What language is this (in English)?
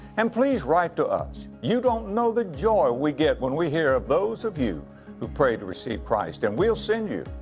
English